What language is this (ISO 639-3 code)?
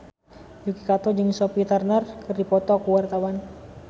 sun